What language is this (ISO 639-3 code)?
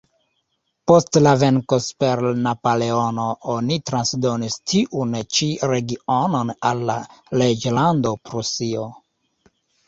epo